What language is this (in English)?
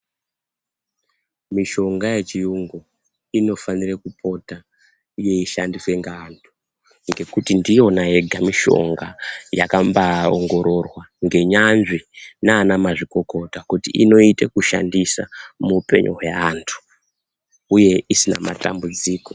Ndau